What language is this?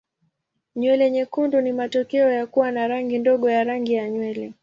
Swahili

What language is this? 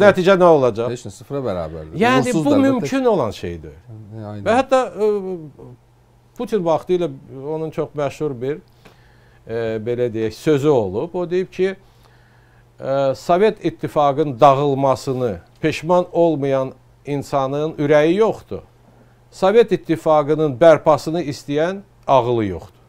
Turkish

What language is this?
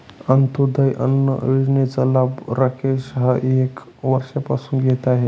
Marathi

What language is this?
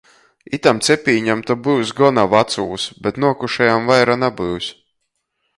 Latgalian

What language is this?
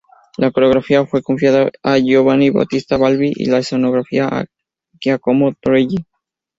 Spanish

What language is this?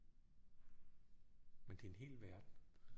Danish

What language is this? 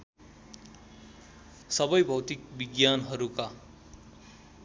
Nepali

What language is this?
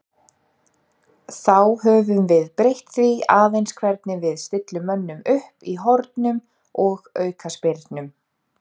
Icelandic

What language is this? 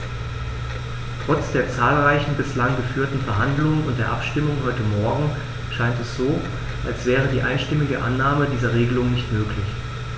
German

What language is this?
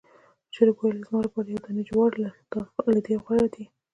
Pashto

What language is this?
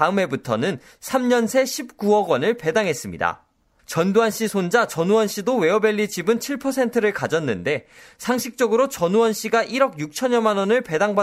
Korean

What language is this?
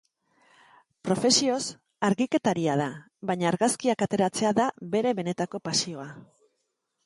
Basque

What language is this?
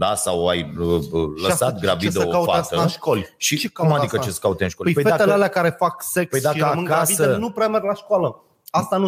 Romanian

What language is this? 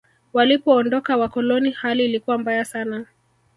Swahili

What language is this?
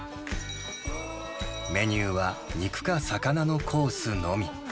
Japanese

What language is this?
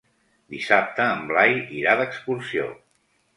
Catalan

